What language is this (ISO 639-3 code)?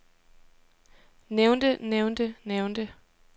dan